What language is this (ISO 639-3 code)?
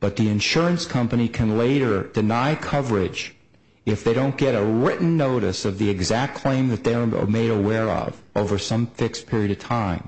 eng